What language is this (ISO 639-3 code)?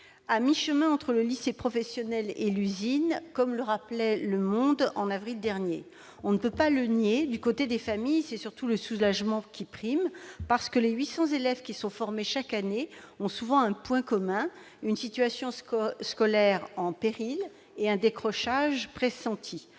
fra